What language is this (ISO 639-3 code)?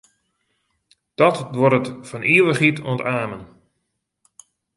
fry